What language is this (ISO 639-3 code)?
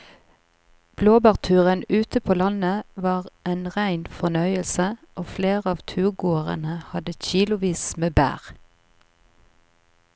nor